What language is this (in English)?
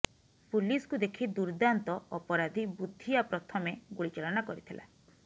Odia